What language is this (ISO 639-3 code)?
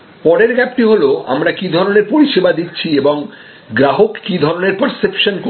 ben